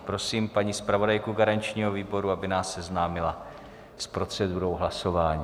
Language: Czech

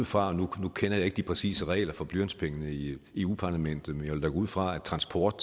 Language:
Danish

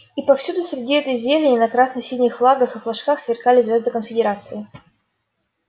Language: Russian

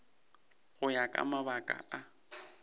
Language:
Northern Sotho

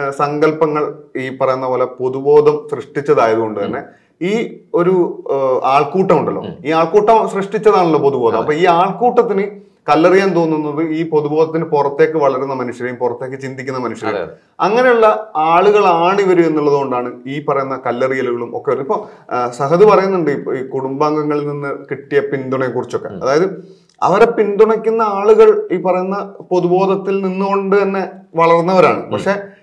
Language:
Malayalam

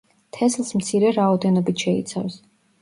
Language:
Georgian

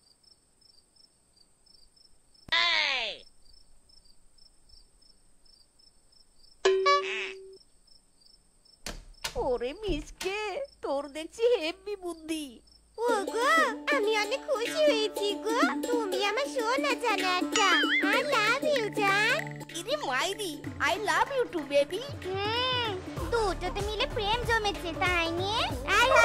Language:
Hindi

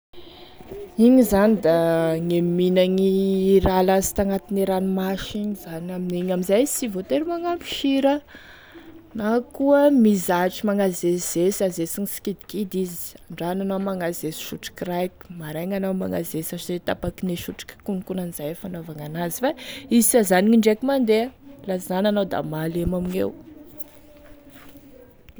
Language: Tesaka Malagasy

